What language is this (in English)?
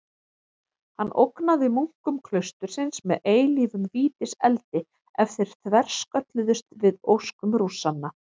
Icelandic